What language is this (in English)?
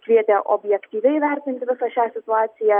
Lithuanian